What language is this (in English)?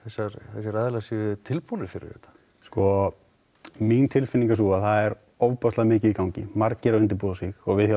Icelandic